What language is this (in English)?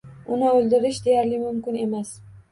Uzbek